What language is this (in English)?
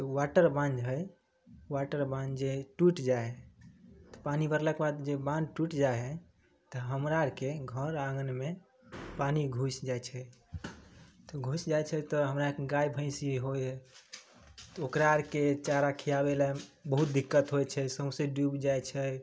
Maithili